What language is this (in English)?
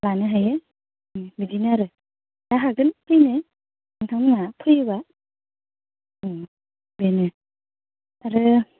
Bodo